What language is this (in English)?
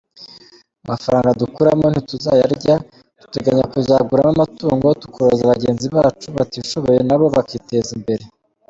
Kinyarwanda